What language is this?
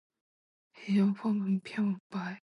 Chinese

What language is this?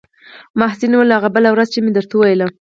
Pashto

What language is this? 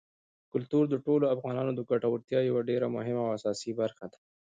Pashto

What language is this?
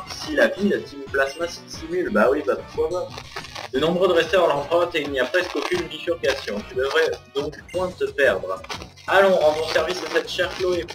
French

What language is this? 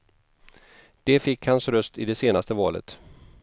Swedish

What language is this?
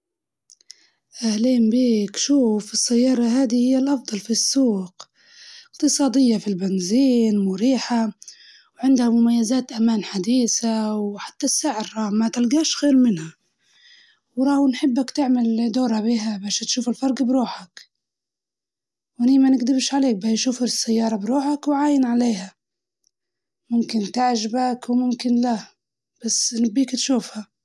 Libyan Arabic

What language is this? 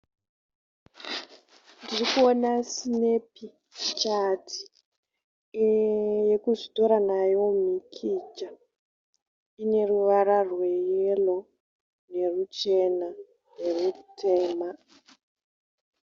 Shona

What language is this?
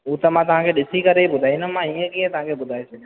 Sindhi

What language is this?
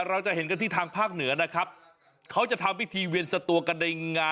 Thai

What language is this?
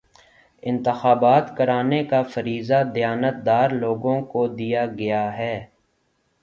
Urdu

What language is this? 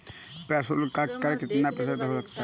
Hindi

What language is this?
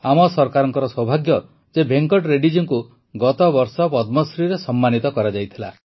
Odia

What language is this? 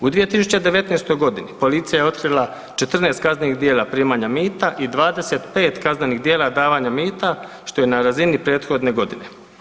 Croatian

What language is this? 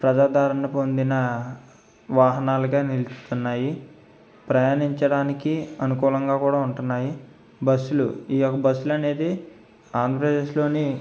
Telugu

